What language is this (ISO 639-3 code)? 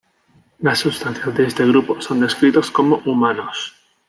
spa